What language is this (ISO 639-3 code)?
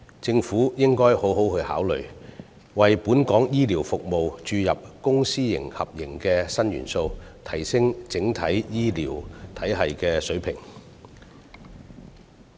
yue